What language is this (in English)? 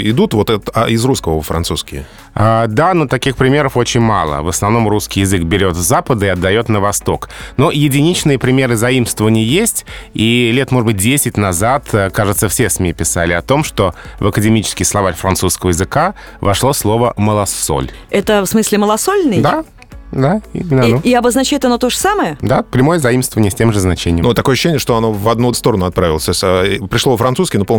Russian